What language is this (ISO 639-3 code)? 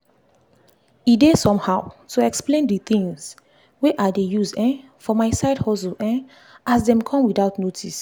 pcm